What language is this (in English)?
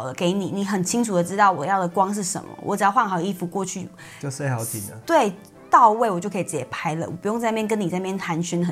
Chinese